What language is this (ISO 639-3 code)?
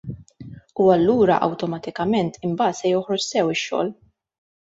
mlt